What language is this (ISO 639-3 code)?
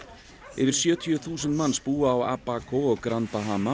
isl